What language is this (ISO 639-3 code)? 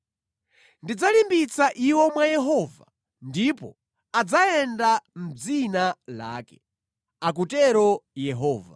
nya